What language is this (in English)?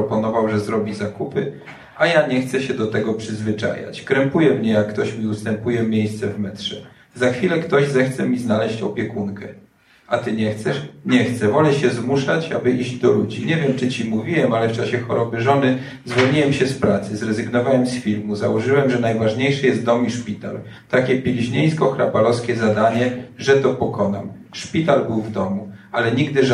Polish